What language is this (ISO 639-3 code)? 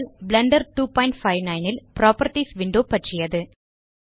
tam